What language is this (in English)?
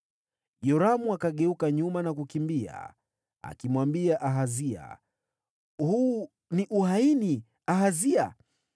Swahili